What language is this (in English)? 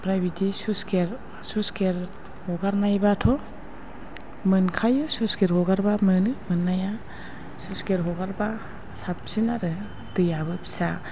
Bodo